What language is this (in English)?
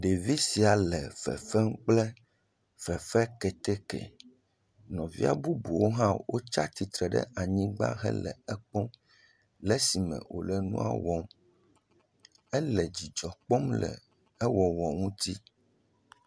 Ewe